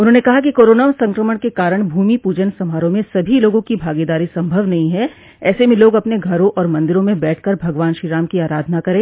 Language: Hindi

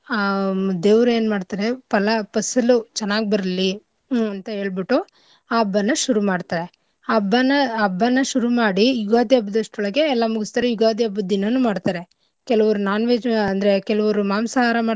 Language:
Kannada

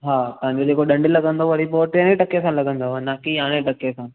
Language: Sindhi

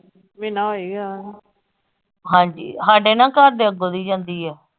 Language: Punjabi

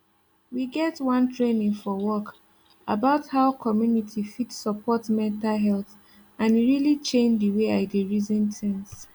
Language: Nigerian Pidgin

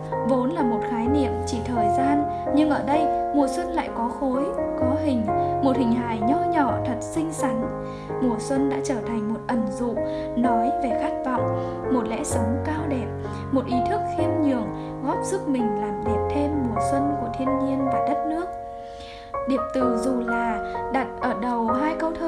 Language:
Vietnamese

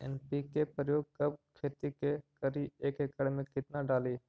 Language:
Magahi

